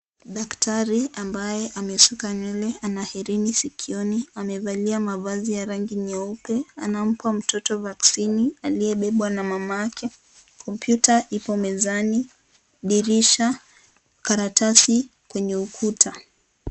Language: Swahili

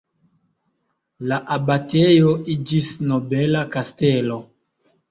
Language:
Esperanto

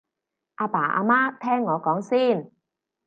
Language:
Cantonese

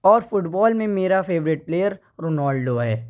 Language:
Urdu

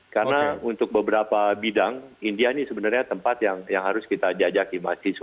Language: Indonesian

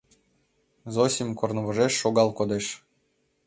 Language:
Mari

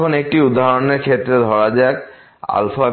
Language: Bangla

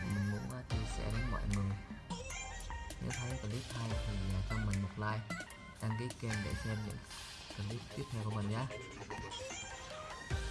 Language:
Vietnamese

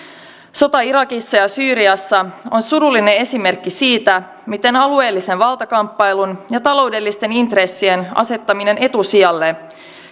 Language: Finnish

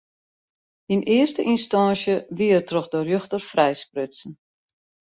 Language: Western Frisian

